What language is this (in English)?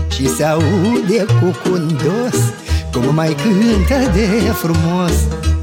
Romanian